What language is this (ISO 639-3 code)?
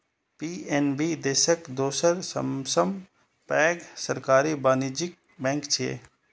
mai